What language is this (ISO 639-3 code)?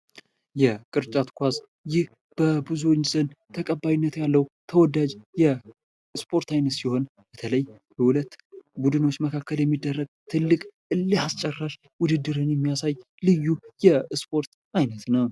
amh